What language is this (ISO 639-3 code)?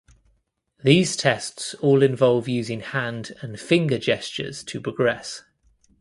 eng